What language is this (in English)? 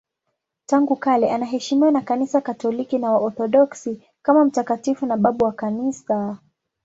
Swahili